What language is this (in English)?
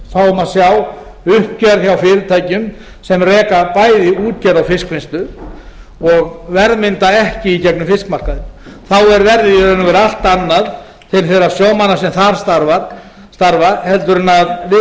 Icelandic